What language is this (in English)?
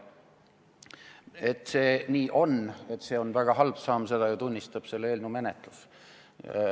Estonian